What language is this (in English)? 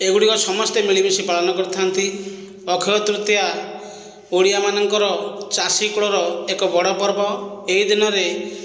Odia